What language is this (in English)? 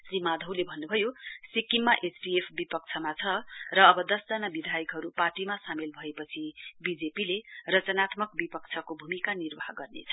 Nepali